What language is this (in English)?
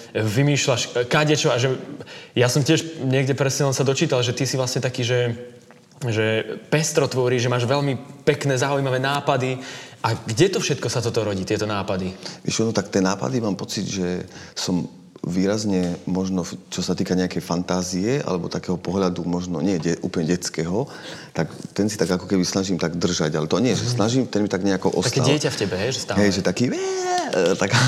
Slovak